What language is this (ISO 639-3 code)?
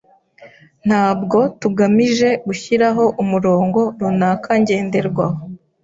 kin